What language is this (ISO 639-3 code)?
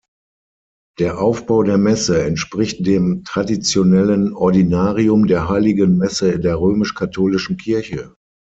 deu